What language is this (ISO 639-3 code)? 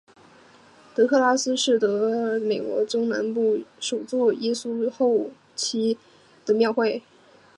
zho